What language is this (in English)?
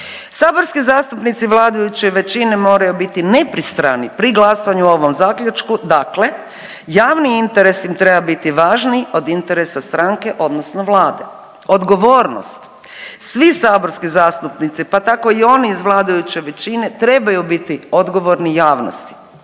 Croatian